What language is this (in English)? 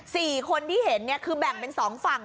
Thai